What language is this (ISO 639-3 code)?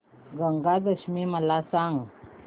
mar